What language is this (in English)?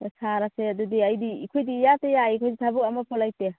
Manipuri